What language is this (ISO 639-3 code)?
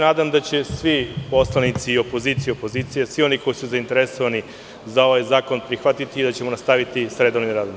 srp